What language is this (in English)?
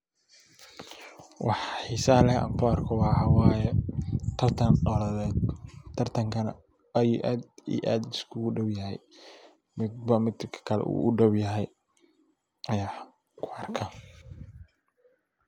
Somali